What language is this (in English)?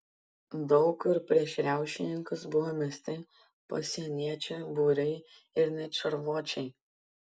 Lithuanian